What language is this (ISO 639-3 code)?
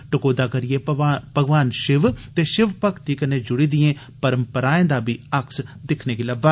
doi